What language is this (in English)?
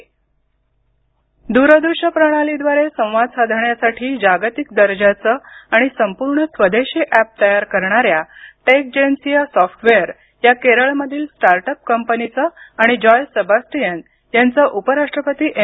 Marathi